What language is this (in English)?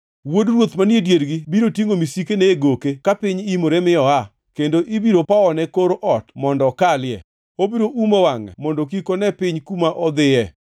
Luo (Kenya and Tanzania)